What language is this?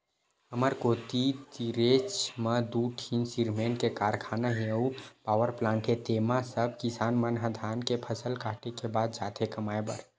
Chhattisgarhi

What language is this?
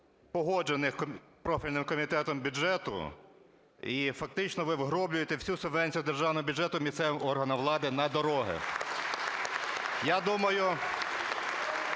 Ukrainian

